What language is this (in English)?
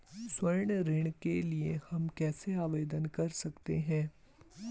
Hindi